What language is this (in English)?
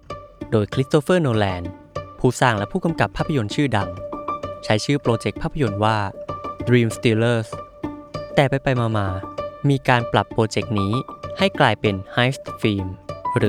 Thai